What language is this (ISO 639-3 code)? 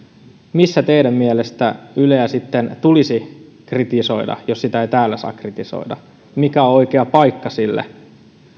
fin